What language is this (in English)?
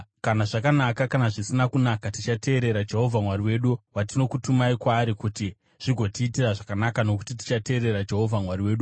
Shona